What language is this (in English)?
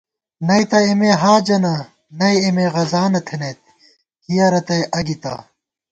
Gawar-Bati